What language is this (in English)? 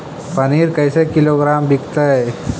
Magahi